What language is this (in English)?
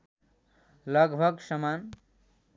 Nepali